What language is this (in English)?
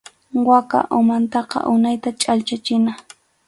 Arequipa-La Unión Quechua